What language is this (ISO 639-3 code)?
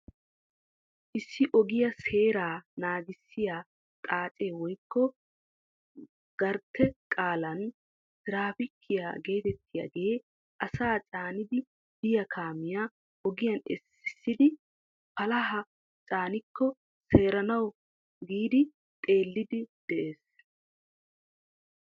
wal